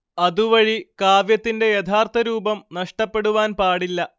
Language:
Malayalam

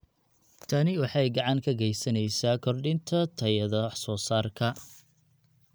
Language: Somali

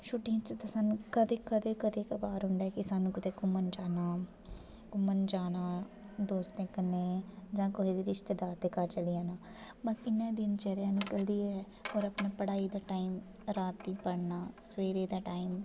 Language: Dogri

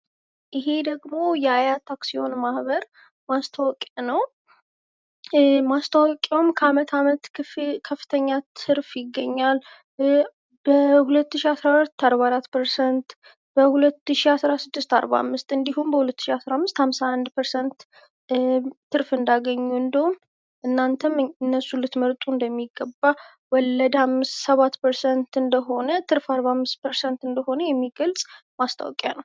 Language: Amharic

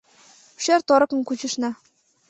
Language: Mari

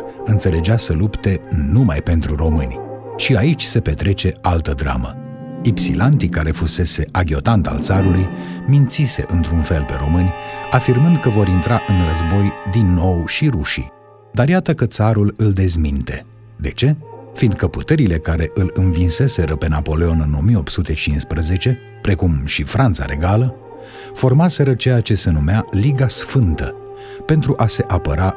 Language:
Romanian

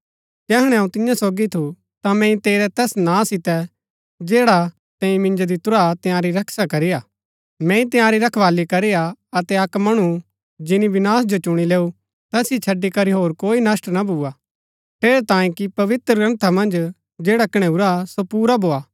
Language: Gaddi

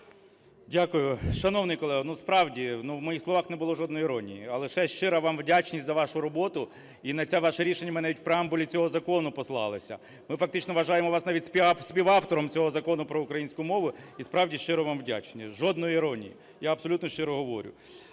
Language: Ukrainian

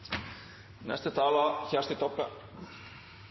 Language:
Norwegian Nynorsk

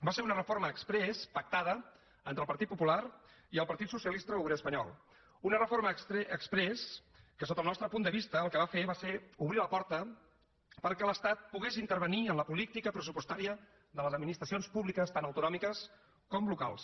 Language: Catalan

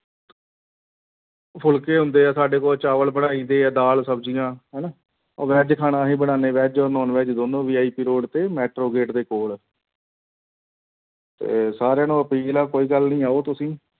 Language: Punjabi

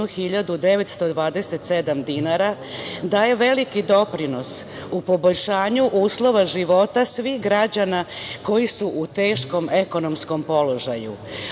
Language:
Serbian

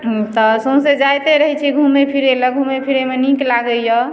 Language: Maithili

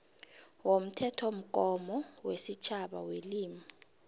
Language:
South Ndebele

